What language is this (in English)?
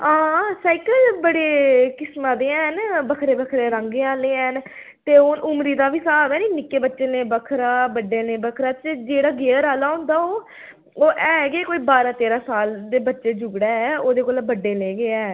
Dogri